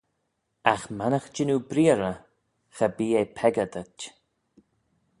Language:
Manx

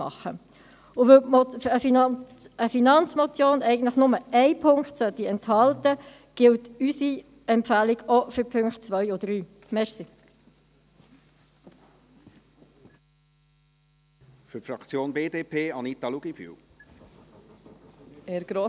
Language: Swiss German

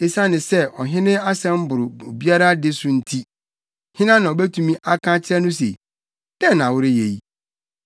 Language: Akan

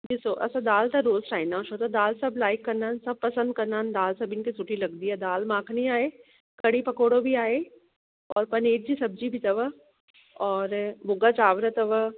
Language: Sindhi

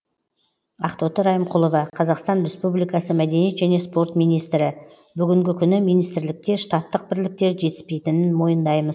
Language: Kazakh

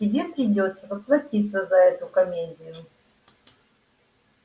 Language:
Russian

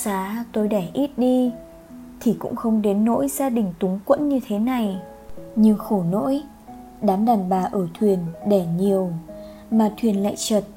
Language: Vietnamese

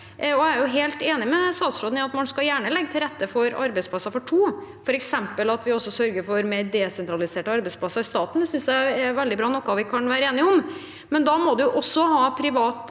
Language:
Norwegian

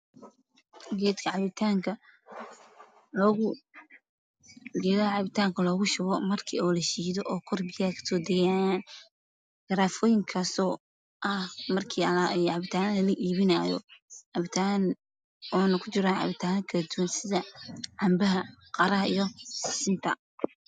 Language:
Somali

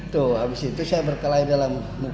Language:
Indonesian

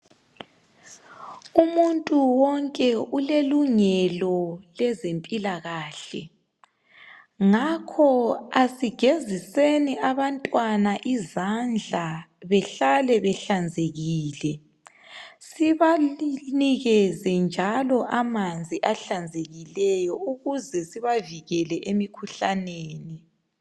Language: North Ndebele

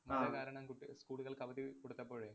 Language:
Malayalam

